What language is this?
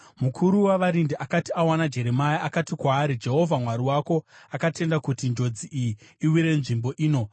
Shona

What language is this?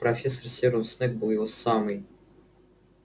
Russian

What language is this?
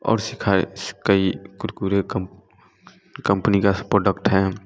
Hindi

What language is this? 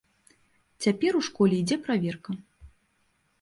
Belarusian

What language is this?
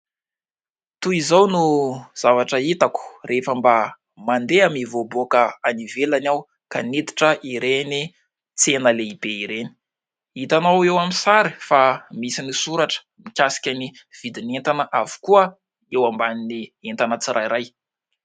Malagasy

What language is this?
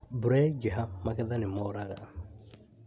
Kikuyu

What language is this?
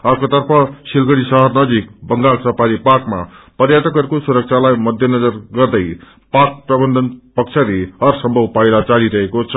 Nepali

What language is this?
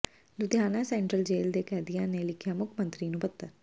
Punjabi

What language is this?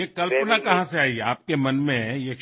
Assamese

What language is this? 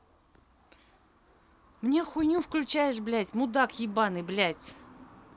Russian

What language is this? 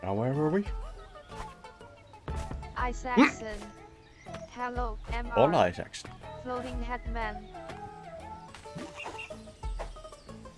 English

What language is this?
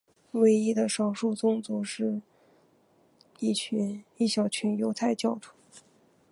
Chinese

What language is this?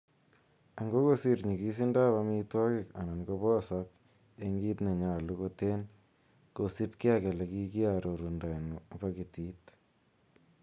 Kalenjin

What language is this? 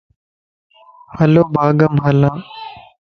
Lasi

